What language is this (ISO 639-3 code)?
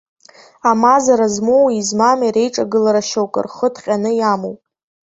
abk